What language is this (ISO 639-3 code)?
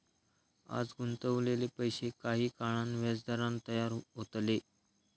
mar